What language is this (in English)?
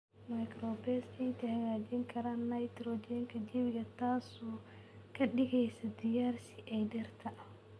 Somali